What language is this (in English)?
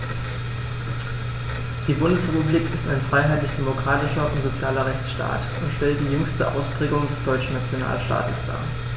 German